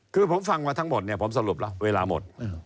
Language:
Thai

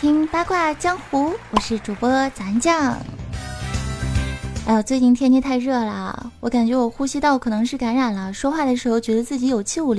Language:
Chinese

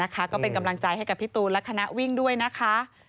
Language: Thai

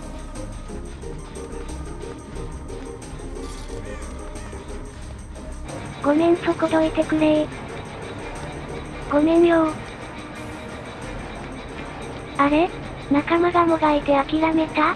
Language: Japanese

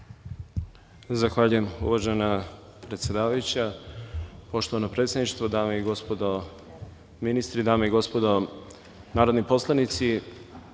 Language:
Serbian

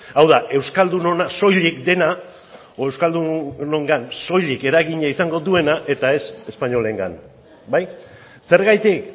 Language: Basque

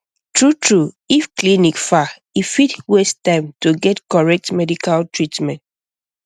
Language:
Nigerian Pidgin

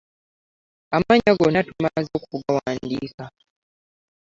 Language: Ganda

